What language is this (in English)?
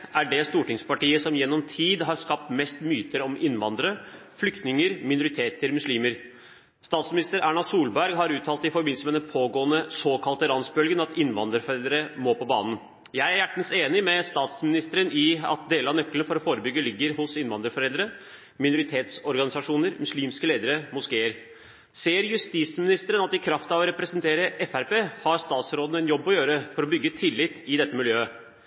Norwegian Bokmål